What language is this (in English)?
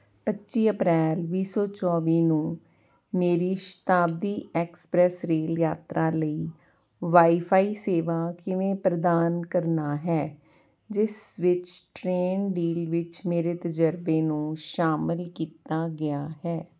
Punjabi